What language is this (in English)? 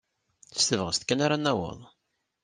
Kabyle